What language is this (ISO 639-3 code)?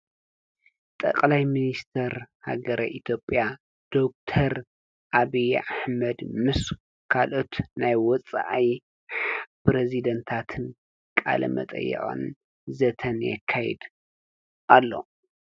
tir